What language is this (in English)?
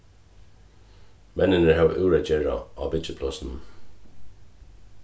Faroese